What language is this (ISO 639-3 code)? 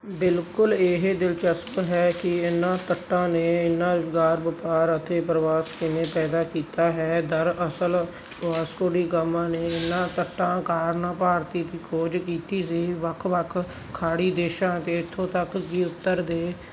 pan